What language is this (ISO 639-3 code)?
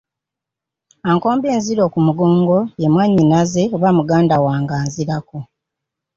lug